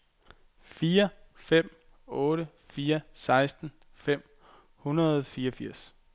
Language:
Danish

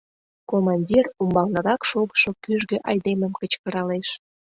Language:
Mari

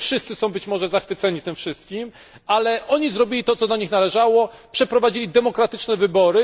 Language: Polish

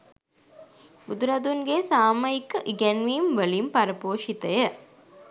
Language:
Sinhala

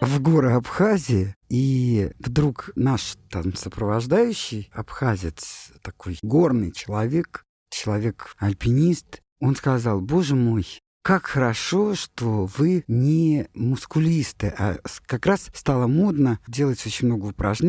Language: Russian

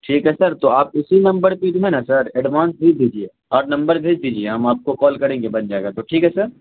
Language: Urdu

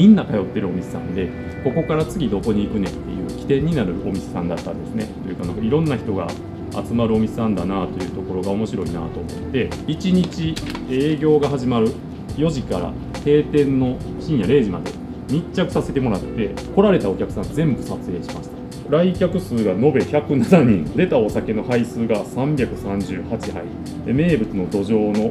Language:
Japanese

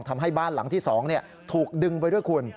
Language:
Thai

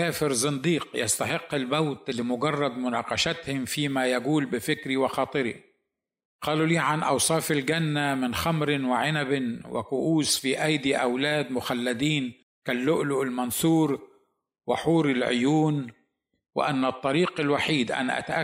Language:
Arabic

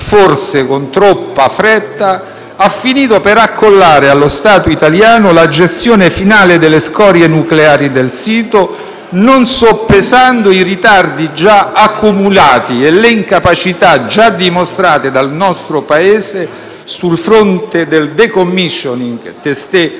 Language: Italian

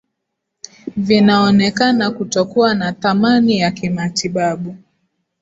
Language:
Swahili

